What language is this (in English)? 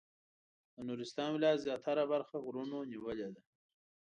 Pashto